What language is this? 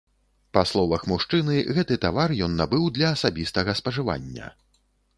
Belarusian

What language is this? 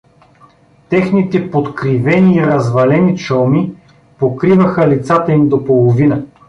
Bulgarian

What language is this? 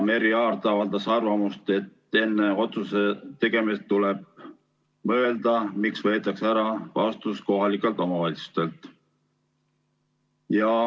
Estonian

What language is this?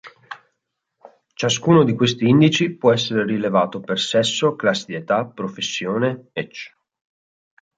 Italian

